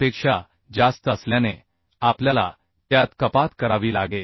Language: Marathi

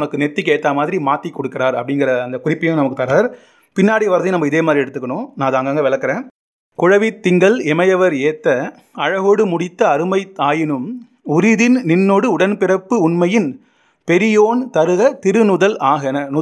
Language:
Tamil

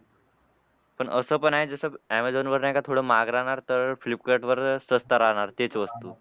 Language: Marathi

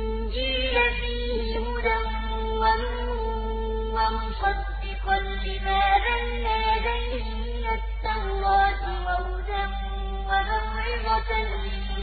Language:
Arabic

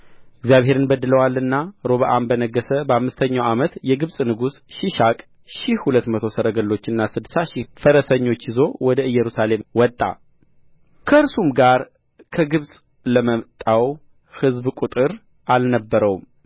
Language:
Amharic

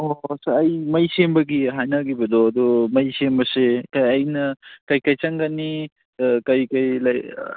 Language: Manipuri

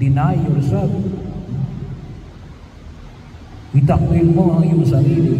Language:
Filipino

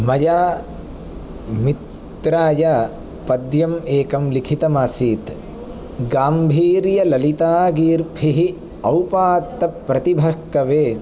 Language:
Sanskrit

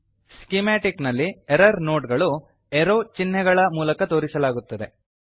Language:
Kannada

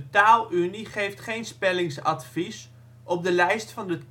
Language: Dutch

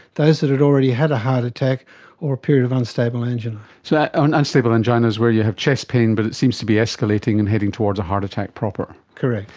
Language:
English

